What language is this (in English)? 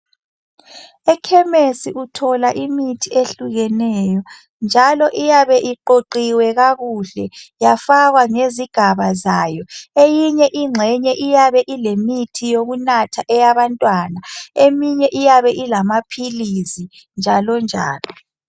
North Ndebele